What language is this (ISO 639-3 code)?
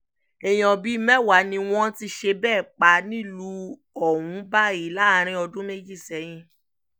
yor